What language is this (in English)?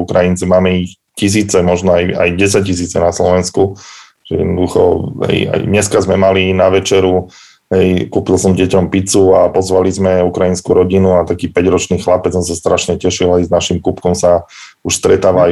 Slovak